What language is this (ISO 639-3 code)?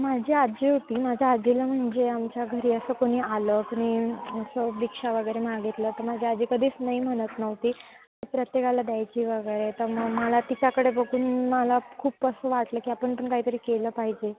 mar